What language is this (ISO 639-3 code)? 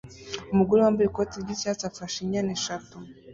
kin